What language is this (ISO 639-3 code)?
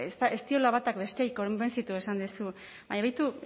eus